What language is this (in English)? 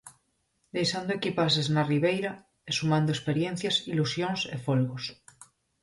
Galician